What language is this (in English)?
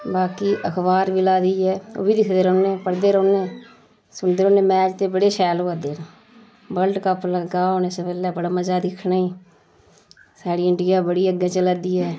Dogri